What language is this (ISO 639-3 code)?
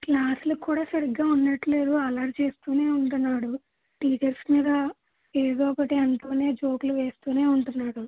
tel